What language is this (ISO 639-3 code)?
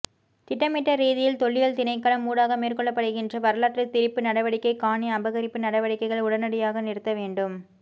tam